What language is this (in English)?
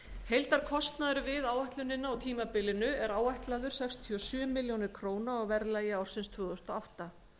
Icelandic